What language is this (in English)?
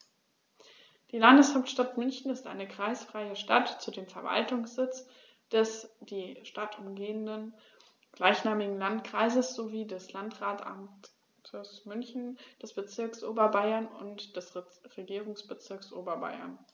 German